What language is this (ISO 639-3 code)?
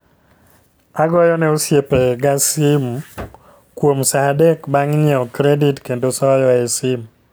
luo